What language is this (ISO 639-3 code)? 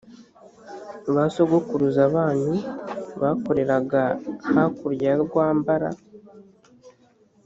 kin